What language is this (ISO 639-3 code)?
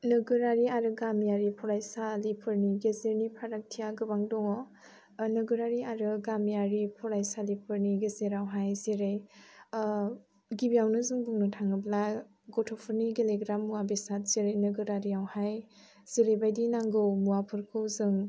brx